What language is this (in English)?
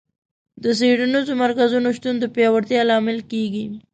Pashto